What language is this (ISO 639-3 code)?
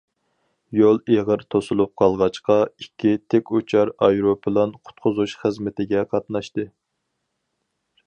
uig